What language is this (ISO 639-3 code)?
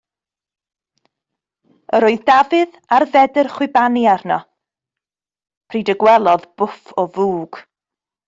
cym